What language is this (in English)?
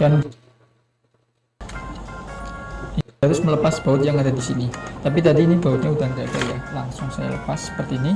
Indonesian